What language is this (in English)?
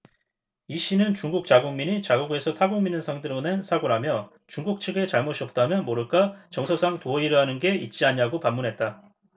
Korean